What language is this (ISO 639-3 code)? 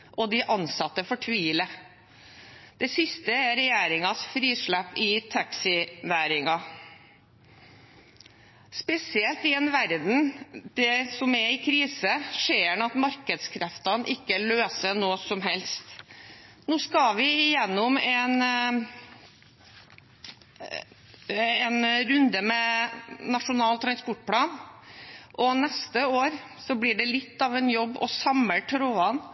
nob